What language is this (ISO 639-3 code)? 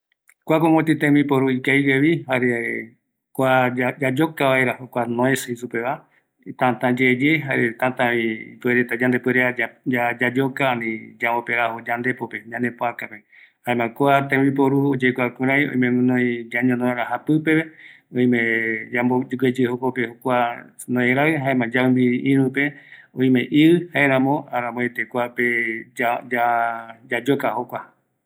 gui